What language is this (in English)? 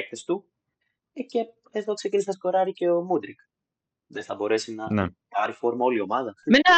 Greek